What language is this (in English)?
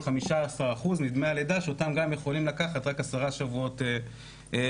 Hebrew